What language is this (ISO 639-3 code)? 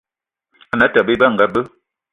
eto